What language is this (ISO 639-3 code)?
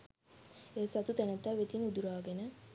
sin